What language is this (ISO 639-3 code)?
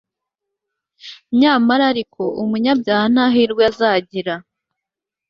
kin